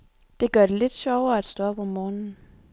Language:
Danish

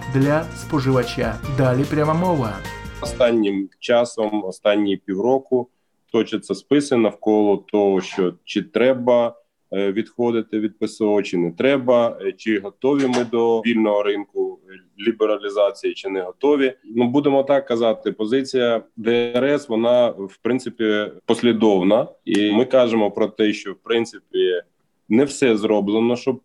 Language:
Ukrainian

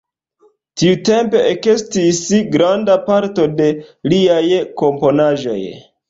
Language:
Esperanto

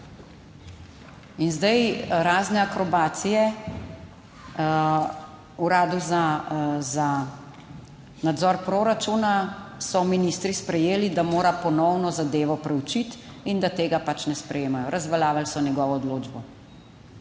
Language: Slovenian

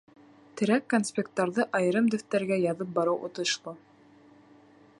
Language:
Bashkir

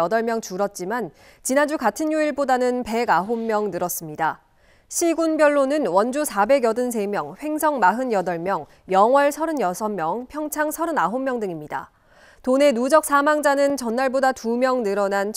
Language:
Korean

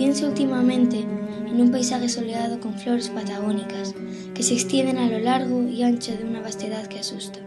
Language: Spanish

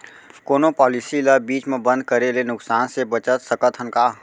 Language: Chhattisgarhi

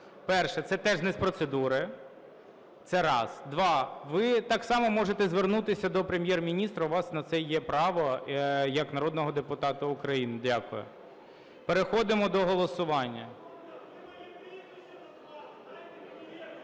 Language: Ukrainian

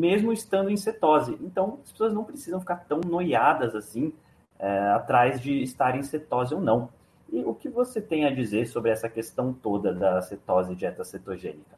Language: Portuguese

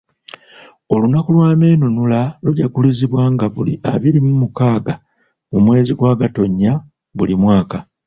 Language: Ganda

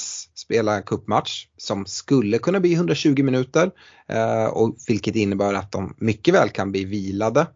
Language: Swedish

